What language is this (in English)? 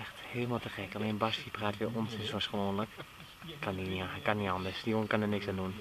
Dutch